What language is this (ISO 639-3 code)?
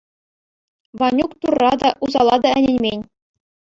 chv